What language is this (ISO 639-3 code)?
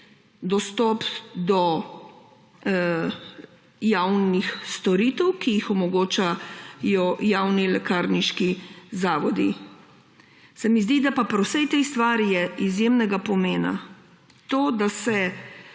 slv